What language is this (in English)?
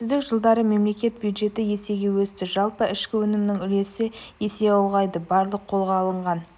Kazakh